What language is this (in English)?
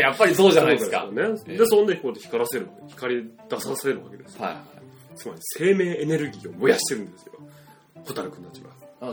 Japanese